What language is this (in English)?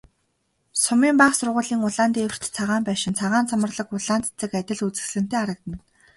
Mongolian